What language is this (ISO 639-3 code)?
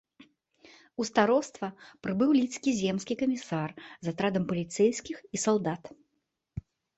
bel